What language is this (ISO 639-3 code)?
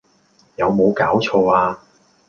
yue